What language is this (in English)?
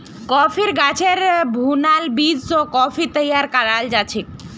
Magahi